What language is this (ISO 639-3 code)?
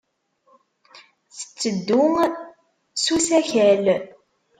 kab